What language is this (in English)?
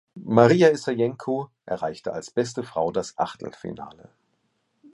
German